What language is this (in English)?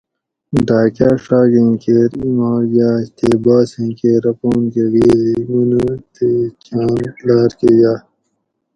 Gawri